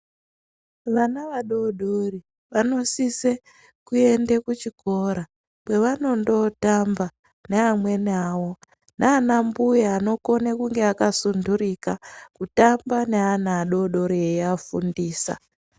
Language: Ndau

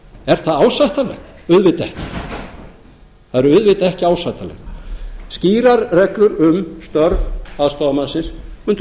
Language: Icelandic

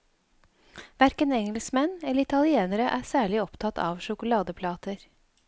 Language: Norwegian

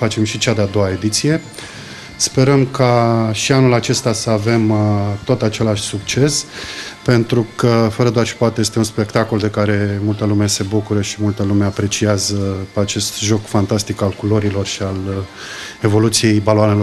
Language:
Romanian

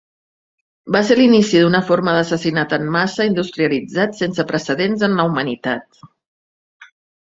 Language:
Catalan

